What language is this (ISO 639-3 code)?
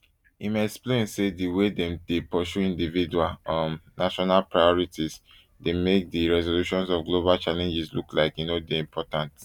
pcm